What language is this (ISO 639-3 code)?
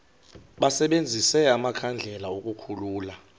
xho